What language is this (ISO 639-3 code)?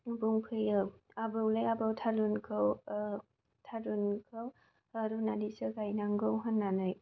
brx